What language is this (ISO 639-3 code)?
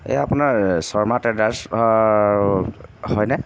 asm